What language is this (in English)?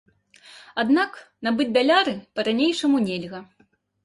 Belarusian